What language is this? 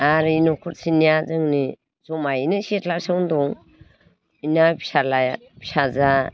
Bodo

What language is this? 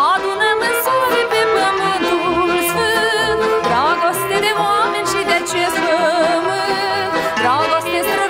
Romanian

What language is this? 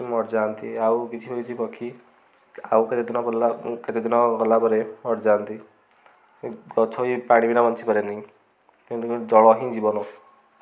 Odia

